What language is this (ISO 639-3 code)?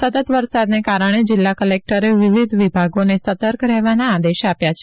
guj